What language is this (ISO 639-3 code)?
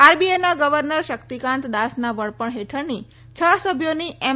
guj